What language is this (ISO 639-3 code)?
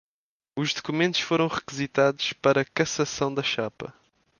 por